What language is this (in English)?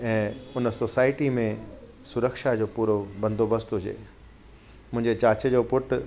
Sindhi